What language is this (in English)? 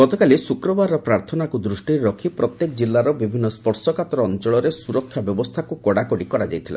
Odia